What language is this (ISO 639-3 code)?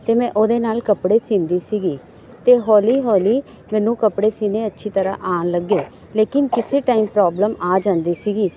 pan